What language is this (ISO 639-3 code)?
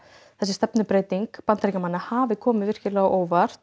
isl